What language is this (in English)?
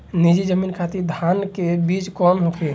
Bhojpuri